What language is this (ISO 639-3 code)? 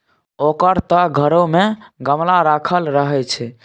mai